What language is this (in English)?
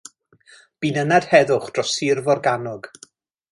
Welsh